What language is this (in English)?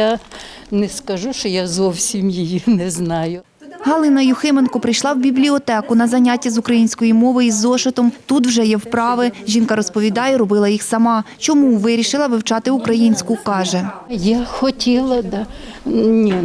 Ukrainian